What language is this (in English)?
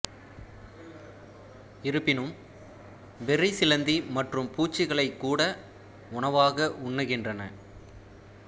Tamil